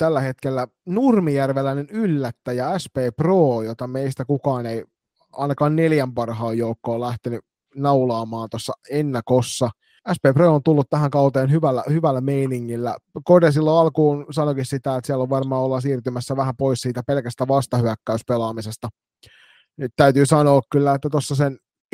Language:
Finnish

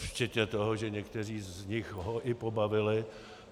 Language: Czech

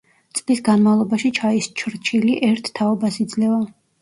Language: Georgian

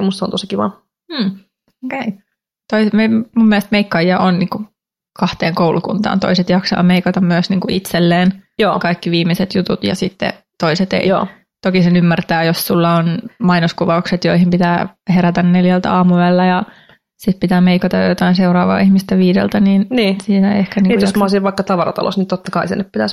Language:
Finnish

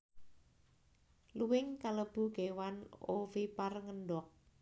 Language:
Javanese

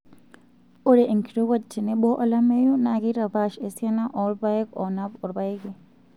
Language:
Masai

